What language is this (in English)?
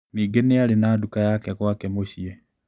Kikuyu